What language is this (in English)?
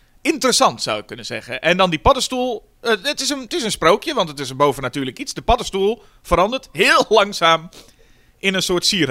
Dutch